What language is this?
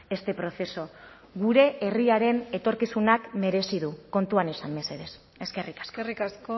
Basque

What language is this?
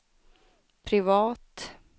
Swedish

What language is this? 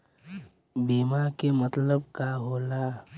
Bhojpuri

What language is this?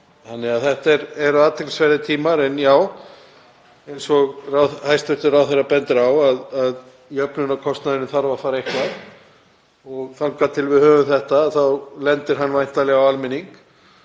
Icelandic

